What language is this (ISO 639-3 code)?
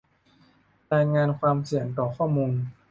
tha